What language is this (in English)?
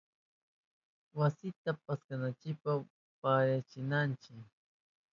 Southern Pastaza Quechua